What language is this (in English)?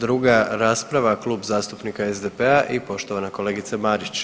Croatian